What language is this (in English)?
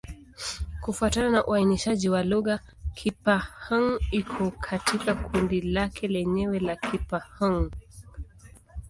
Swahili